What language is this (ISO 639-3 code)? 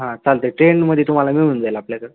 mar